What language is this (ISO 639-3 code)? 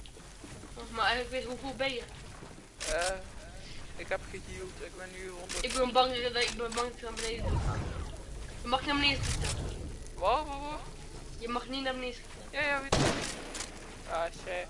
nld